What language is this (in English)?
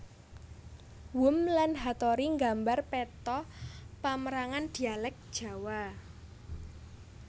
Javanese